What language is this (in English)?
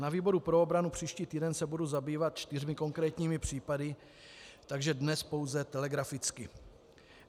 Czech